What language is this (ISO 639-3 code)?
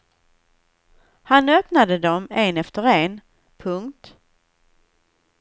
swe